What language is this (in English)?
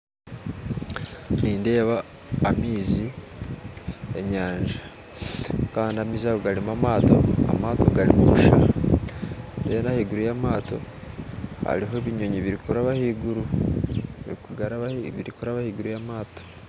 Nyankole